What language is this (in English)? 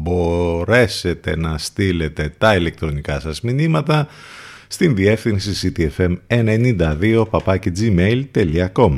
Greek